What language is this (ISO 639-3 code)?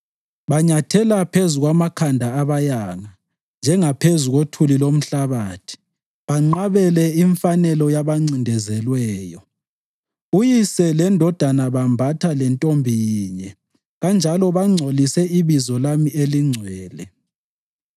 nde